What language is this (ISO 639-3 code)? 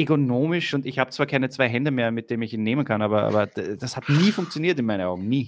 deu